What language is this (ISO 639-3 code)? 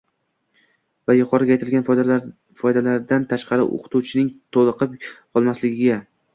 uzb